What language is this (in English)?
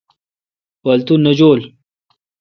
Kalkoti